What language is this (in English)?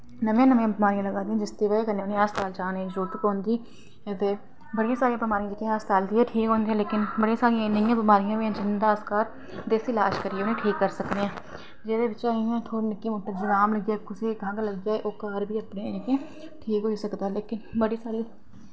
Dogri